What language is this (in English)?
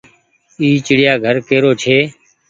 Goaria